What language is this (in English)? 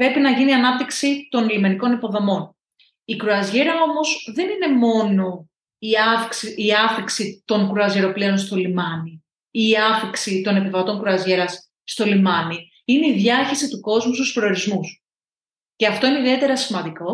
Greek